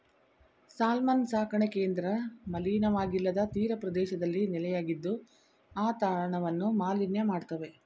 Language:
Kannada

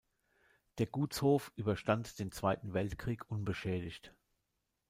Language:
German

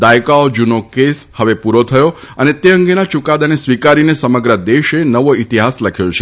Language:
Gujarati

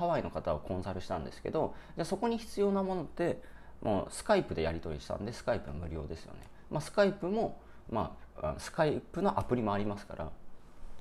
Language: Japanese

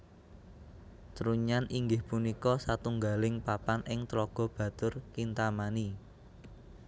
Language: Javanese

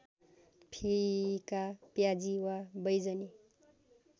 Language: Nepali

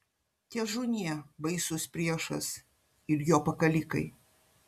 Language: Lithuanian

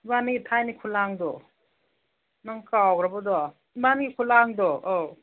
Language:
Manipuri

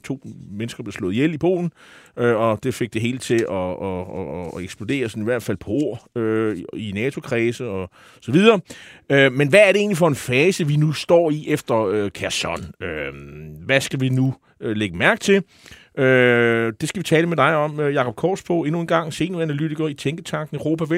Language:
Danish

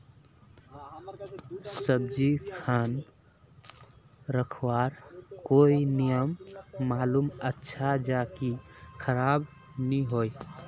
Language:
Magahi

